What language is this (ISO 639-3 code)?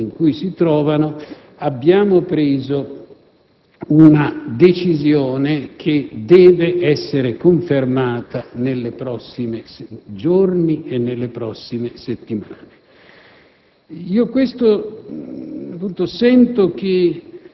ita